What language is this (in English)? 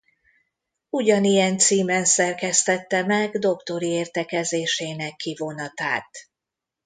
Hungarian